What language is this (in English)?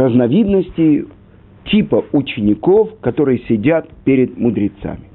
Russian